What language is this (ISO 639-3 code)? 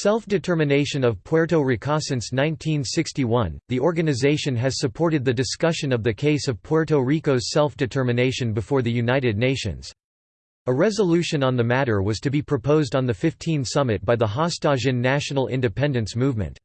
eng